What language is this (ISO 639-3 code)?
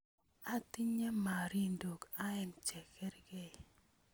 kln